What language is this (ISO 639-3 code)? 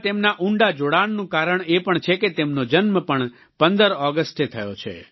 guj